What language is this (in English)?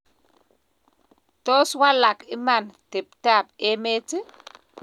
Kalenjin